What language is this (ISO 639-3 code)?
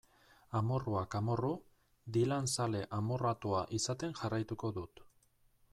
eus